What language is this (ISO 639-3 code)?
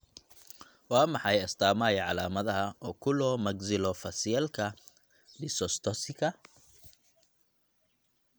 som